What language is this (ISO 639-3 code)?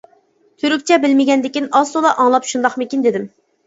uig